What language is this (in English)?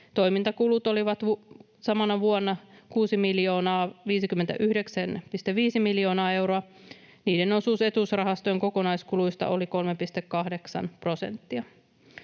Finnish